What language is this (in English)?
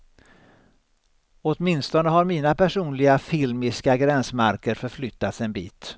Swedish